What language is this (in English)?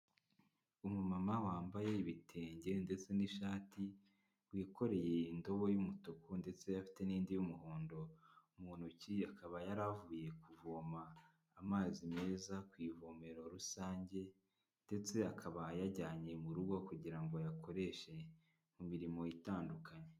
Kinyarwanda